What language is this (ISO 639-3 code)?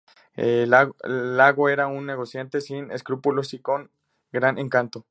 spa